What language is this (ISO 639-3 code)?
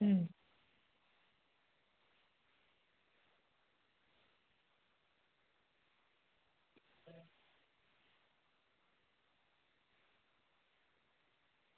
guj